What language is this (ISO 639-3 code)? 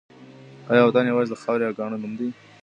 pus